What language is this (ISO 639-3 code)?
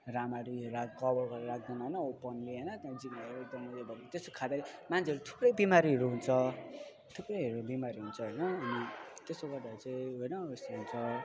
nep